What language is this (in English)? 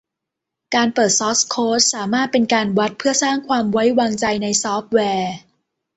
Thai